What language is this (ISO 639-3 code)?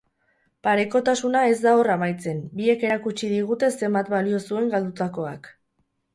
eus